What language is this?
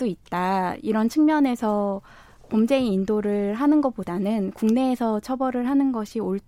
Korean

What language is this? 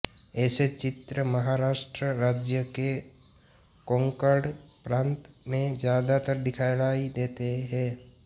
Hindi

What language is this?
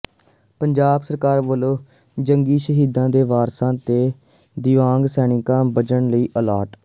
Punjabi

